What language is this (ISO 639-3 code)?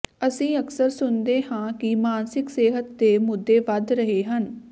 pan